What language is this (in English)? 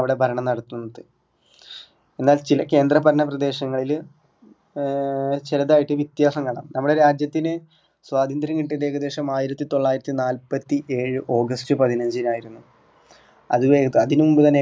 Malayalam